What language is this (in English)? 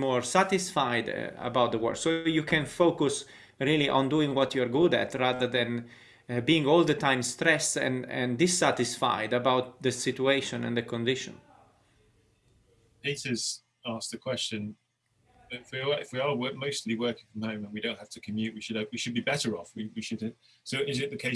English